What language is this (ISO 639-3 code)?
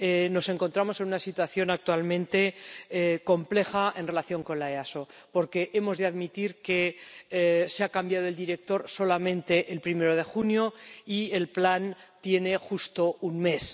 spa